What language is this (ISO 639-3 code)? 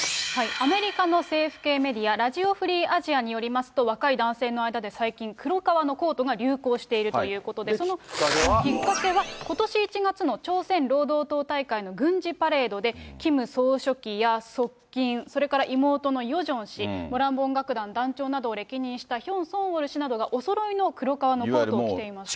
jpn